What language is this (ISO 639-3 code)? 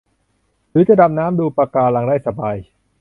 tha